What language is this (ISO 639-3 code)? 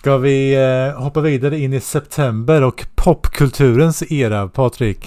swe